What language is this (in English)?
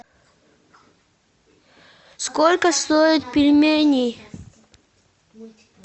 Russian